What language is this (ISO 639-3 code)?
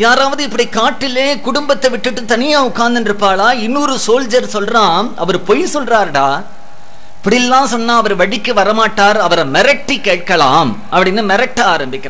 hin